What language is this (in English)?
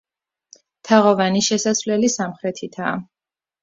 Georgian